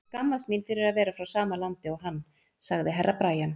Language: Icelandic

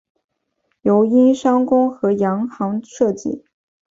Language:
Chinese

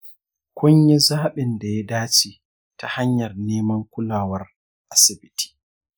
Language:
Hausa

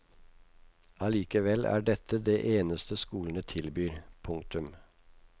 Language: Norwegian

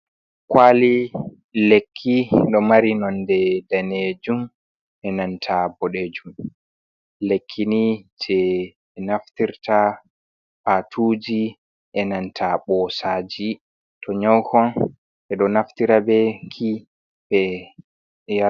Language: Fula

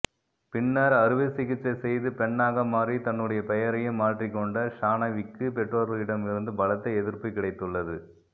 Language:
Tamil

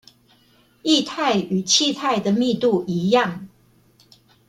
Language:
Chinese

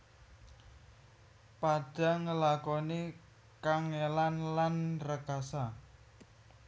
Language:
Javanese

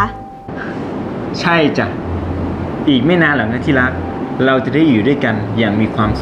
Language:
Thai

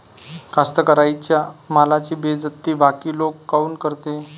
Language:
Marathi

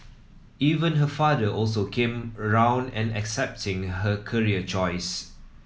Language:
English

